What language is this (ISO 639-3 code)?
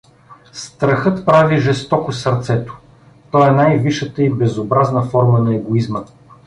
bul